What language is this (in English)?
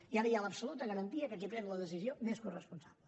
Catalan